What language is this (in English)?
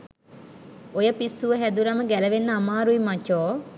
Sinhala